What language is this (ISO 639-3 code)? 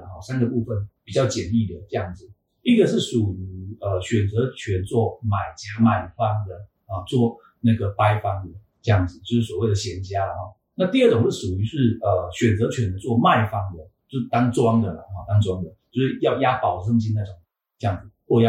zho